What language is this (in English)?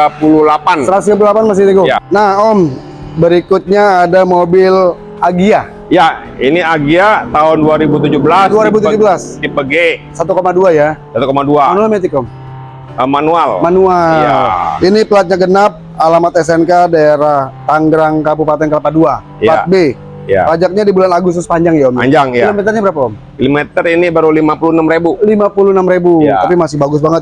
Indonesian